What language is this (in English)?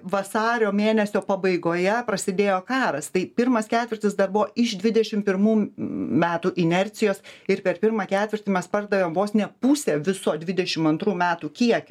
Lithuanian